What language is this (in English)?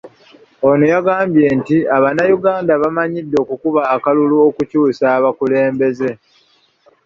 Ganda